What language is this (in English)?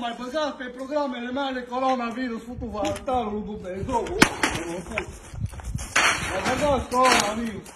Romanian